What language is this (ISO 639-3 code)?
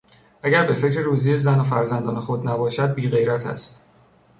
fas